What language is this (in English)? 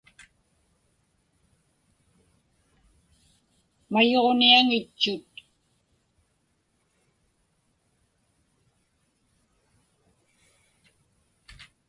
Inupiaq